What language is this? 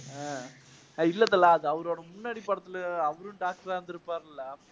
Tamil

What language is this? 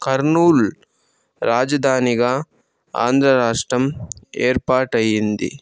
Telugu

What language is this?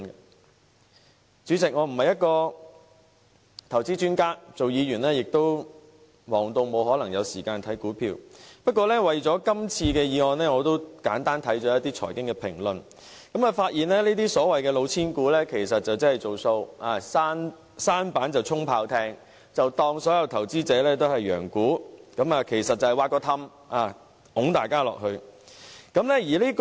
Cantonese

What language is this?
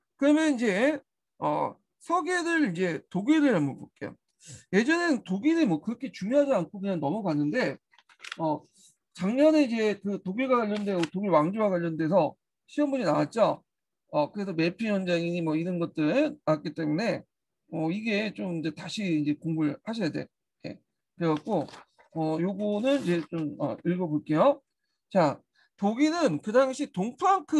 Korean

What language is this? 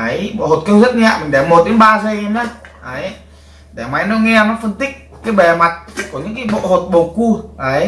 Vietnamese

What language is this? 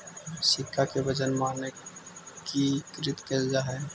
Magahi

